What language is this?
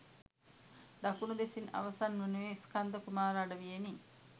Sinhala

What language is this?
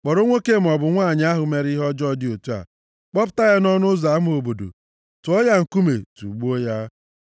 Igbo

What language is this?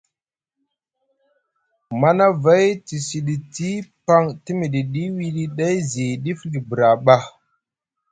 Musgu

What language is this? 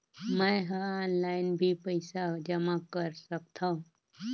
Chhattisgarhi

